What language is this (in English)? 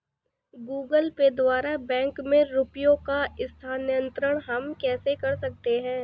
Hindi